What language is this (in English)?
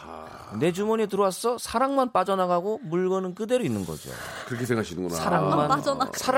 Korean